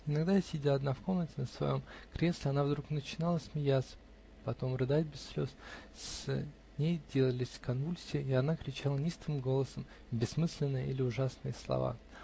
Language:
Russian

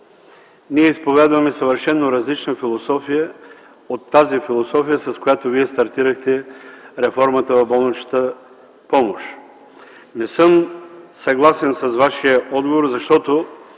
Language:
Bulgarian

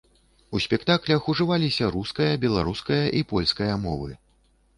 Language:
Belarusian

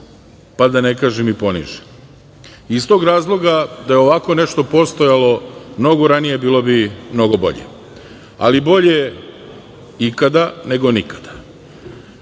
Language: Serbian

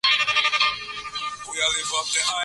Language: Swahili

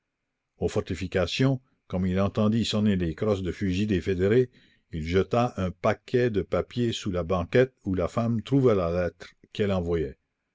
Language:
French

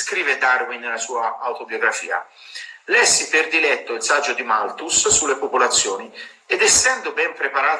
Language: Italian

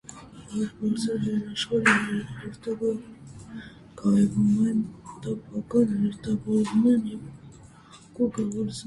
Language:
Armenian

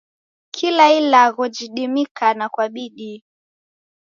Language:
Taita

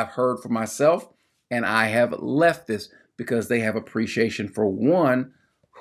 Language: English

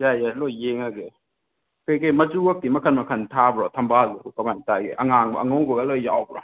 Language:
Manipuri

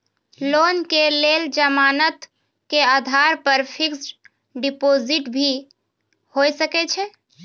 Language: Maithili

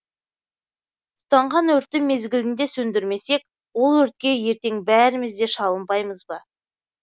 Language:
Kazakh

